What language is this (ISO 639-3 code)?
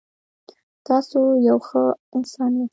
pus